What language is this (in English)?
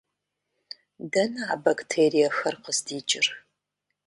Kabardian